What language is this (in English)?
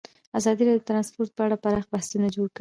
Pashto